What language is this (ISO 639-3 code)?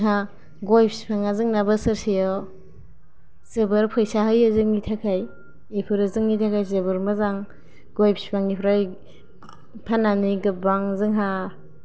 brx